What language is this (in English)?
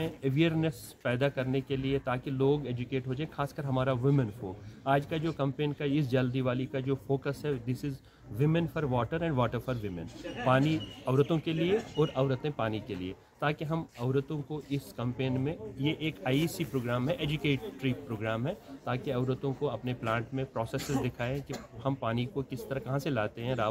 Hindi